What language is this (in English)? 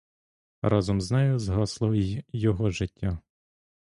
Ukrainian